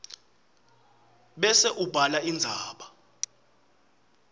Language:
Swati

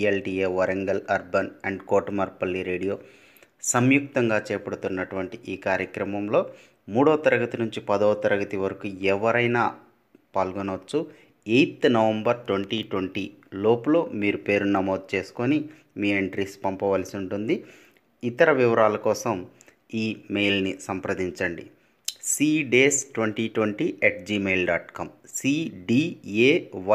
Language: Telugu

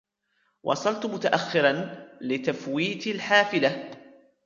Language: Arabic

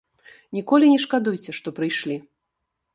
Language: Belarusian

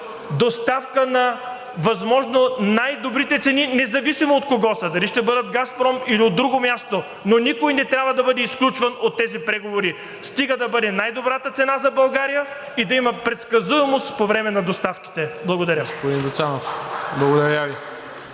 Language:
Bulgarian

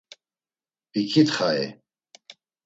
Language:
Laz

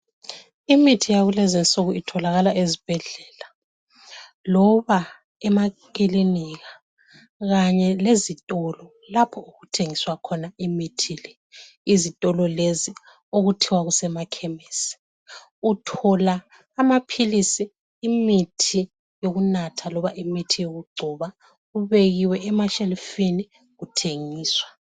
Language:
North Ndebele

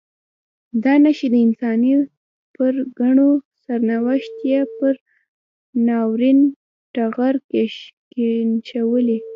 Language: Pashto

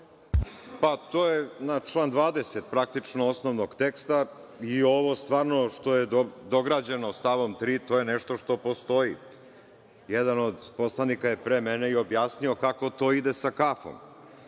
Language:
Serbian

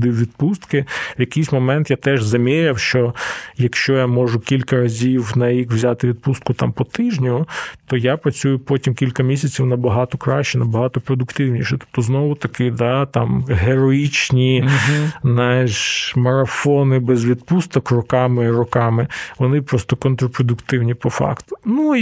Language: Ukrainian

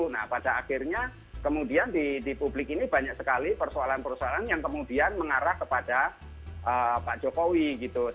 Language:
Indonesian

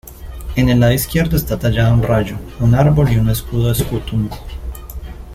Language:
Spanish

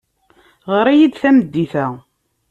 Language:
Kabyle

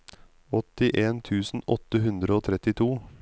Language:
Norwegian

